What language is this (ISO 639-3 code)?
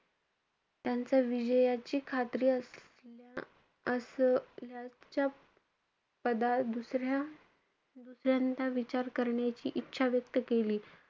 mar